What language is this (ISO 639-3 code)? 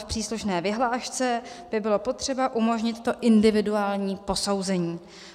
ces